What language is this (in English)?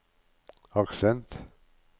Norwegian